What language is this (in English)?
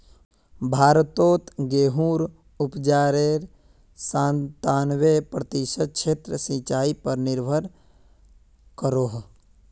Magahi